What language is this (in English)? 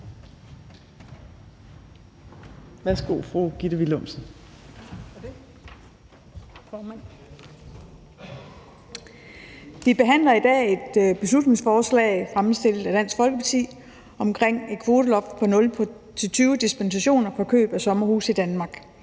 Danish